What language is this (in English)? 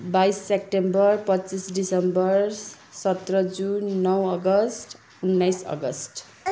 Nepali